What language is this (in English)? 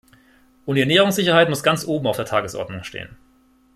German